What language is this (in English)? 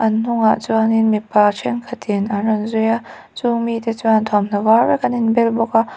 Mizo